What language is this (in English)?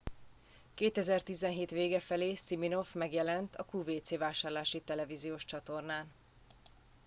Hungarian